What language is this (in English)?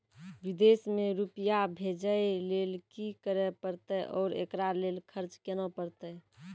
Maithili